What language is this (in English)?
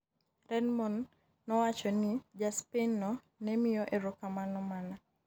Luo (Kenya and Tanzania)